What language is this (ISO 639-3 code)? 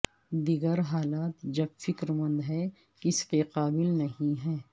urd